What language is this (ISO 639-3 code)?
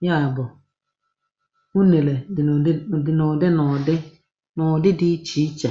ibo